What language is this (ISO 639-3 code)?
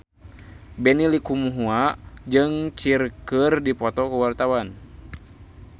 sun